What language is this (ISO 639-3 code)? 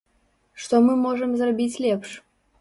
bel